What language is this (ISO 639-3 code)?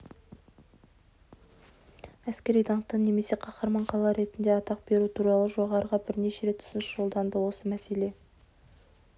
kaz